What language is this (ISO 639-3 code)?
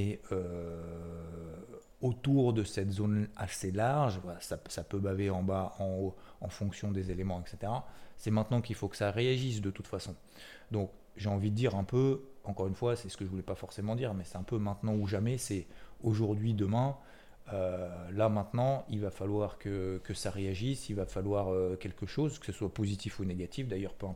fra